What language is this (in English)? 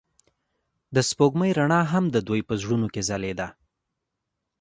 Pashto